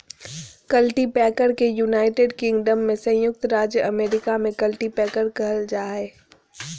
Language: Magahi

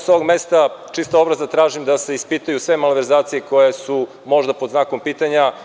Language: Serbian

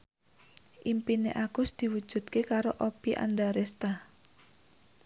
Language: Javanese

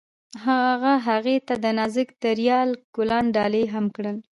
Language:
Pashto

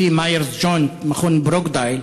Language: Hebrew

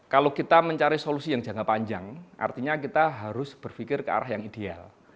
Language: Indonesian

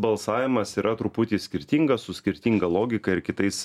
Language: Lithuanian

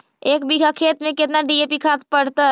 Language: Magahi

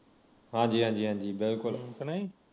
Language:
Punjabi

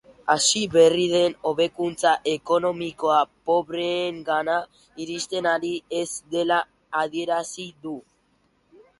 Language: Basque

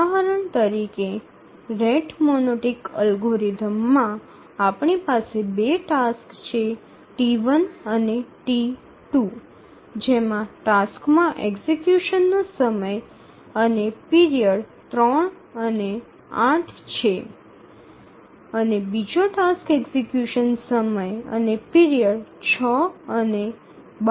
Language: Gujarati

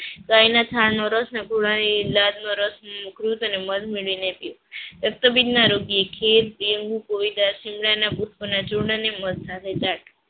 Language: Gujarati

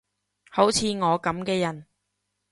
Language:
Cantonese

